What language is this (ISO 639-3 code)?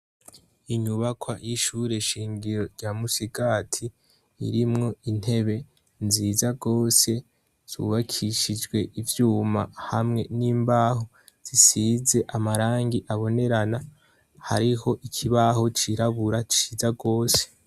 run